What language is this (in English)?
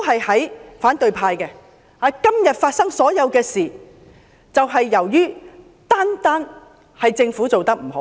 Cantonese